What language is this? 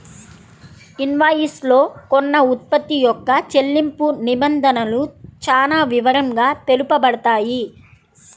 Telugu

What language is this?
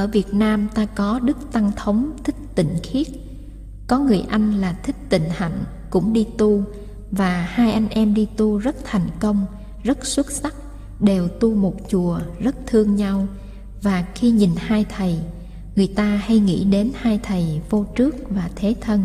Vietnamese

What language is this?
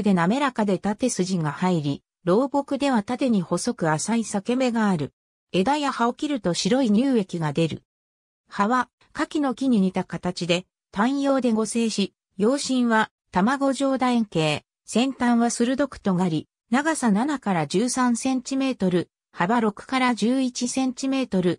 Japanese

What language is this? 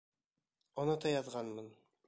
Bashkir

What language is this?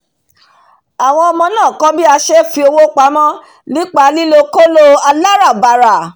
Yoruba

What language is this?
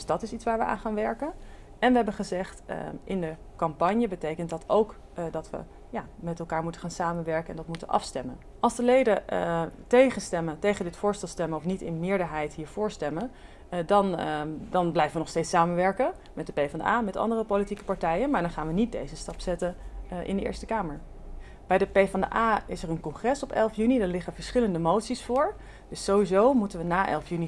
Dutch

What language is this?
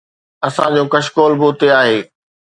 Sindhi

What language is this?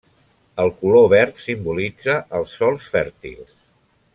Catalan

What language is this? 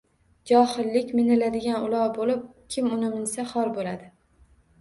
Uzbek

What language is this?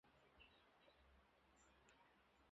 Chinese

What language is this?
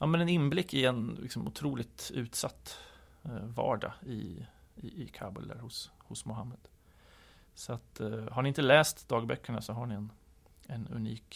Swedish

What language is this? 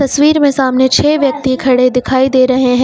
Hindi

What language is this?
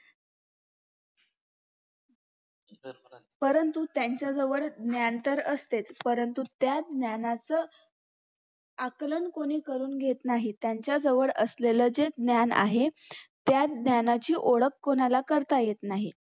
Marathi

